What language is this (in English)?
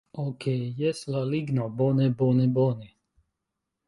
Esperanto